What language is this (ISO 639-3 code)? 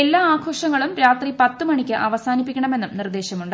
mal